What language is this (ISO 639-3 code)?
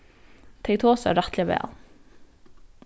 fao